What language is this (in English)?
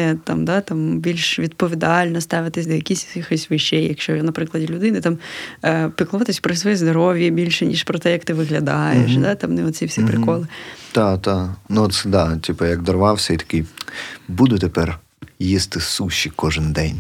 Ukrainian